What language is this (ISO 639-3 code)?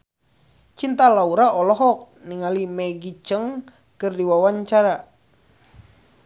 sun